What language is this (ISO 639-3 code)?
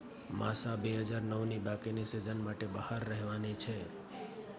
guj